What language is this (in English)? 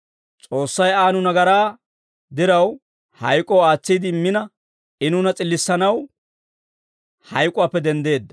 Dawro